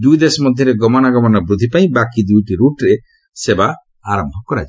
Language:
Odia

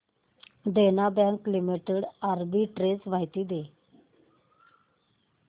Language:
Marathi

